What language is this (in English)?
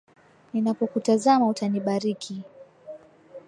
Swahili